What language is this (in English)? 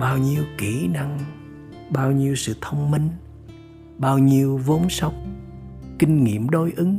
Vietnamese